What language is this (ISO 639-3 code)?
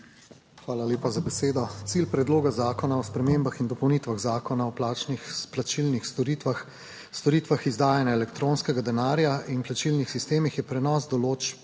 slv